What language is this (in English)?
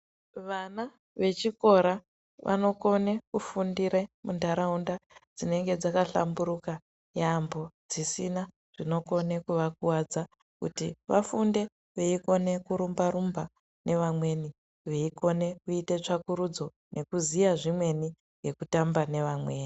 Ndau